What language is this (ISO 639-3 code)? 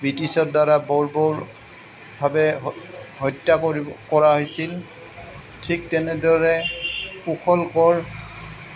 asm